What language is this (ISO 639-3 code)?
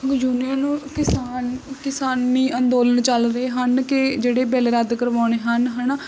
pan